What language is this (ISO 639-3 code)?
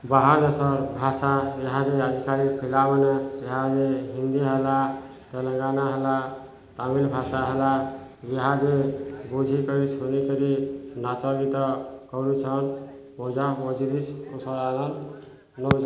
ori